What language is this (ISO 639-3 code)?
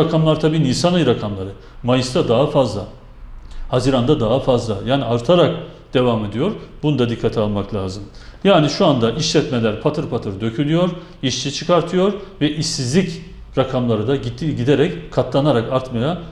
tur